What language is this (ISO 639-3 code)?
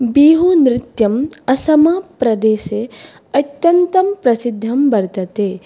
san